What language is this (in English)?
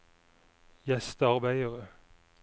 Norwegian